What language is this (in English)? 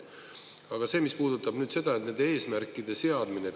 Estonian